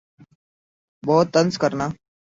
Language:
Urdu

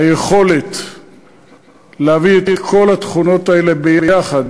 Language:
Hebrew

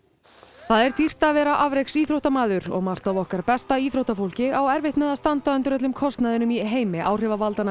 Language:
Icelandic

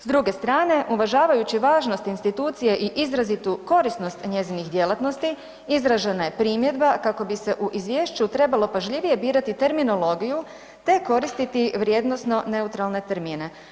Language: Croatian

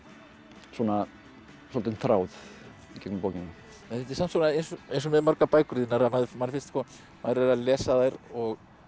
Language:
Icelandic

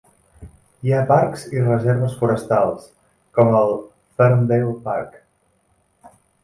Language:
Catalan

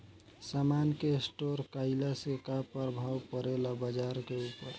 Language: Bhojpuri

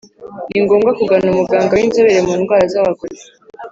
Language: Kinyarwanda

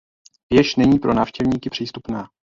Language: Czech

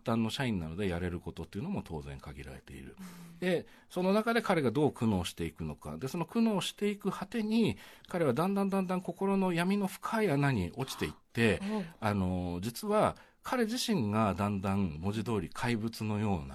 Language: Japanese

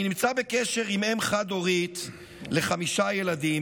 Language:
Hebrew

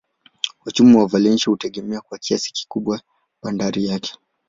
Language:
Swahili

